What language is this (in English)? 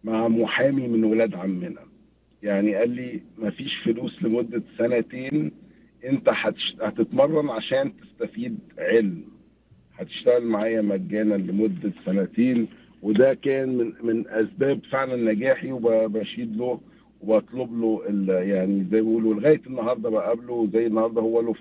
Arabic